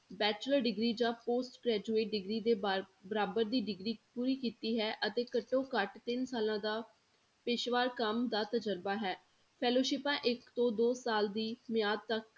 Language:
Punjabi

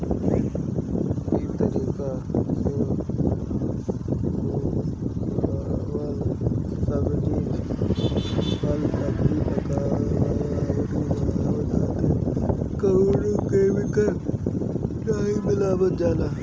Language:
Bhojpuri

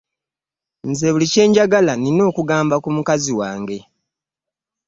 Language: Ganda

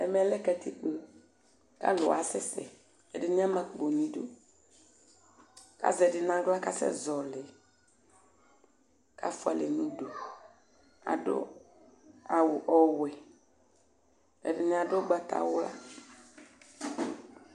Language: Ikposo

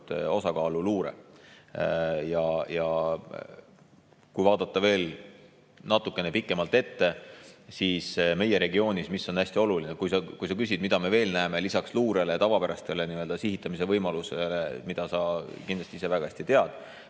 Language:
Estonian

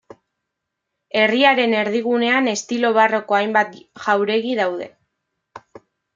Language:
Basque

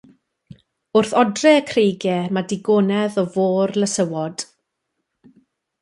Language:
Welsh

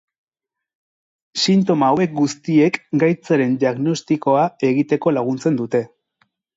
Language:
Basque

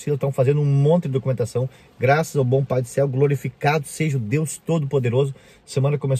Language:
Portuguese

